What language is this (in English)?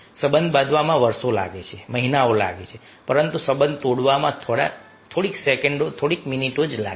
Gujarati